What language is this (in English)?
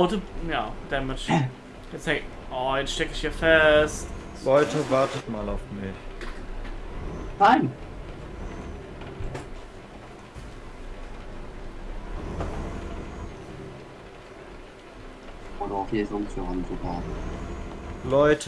German